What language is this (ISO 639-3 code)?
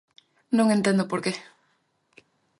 glg